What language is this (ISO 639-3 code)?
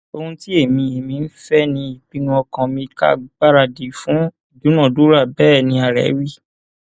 yor